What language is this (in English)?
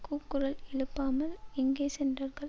Tamil